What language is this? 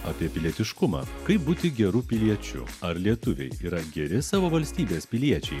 Lithuanian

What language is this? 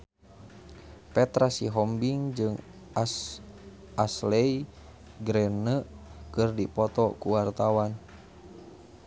Sundanese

